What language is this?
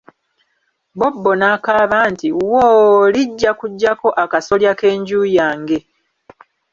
Ganda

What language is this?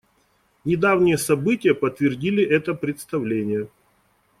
Russian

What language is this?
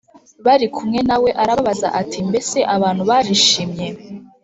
Kinyarwanda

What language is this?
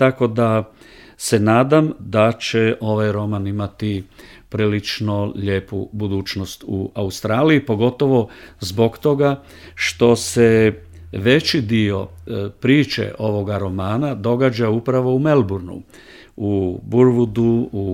Croatian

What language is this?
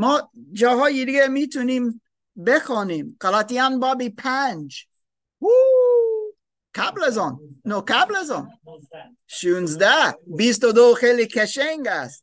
Persian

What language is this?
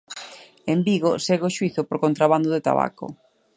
Galician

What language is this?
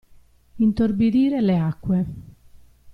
Italian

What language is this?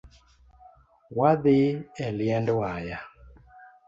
Luo (Kenya and Tanzania)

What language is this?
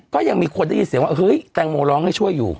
Thai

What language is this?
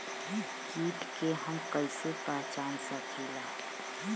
Bhojpuri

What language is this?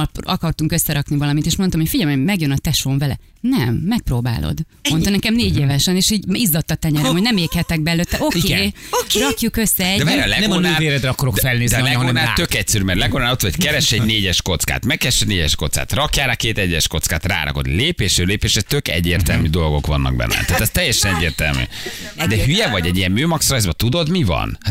Hungarian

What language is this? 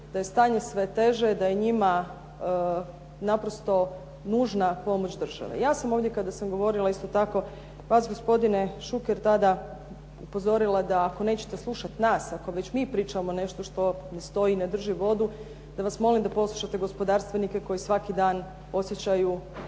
Croatian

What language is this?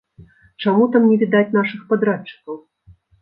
Belarusian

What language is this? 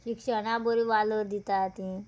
Konkani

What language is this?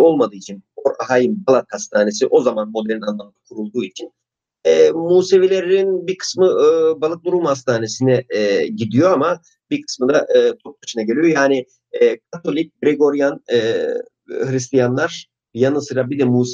Turkish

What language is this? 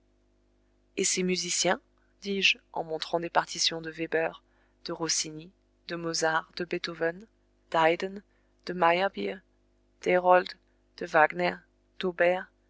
French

